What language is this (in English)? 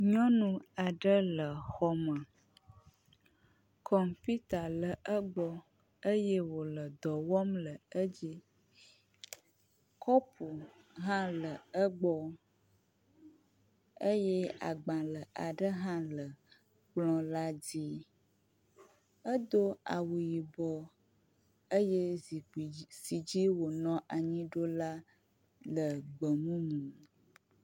Ewe